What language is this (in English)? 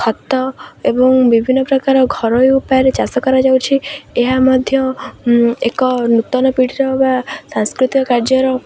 Odia